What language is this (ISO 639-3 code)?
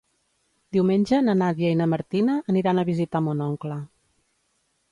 cat